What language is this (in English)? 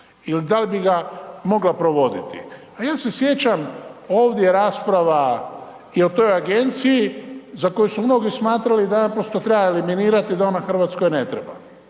Croatian